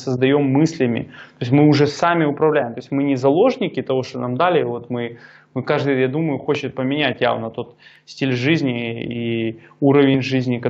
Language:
Russian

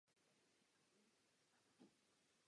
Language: Czech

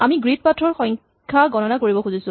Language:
Assamese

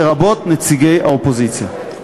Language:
Hebrew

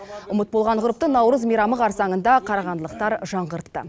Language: Kazakh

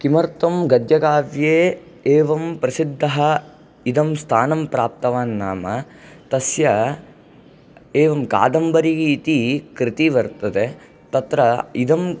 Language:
Sanskrit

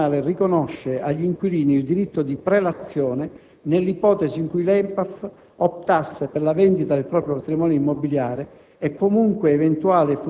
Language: Italian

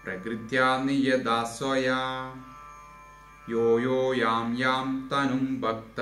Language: Malayalam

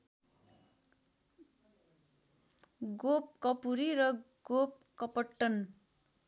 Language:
Nepali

